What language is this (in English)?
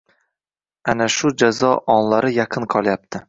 Uzbek